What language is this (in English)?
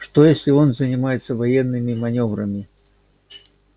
Russian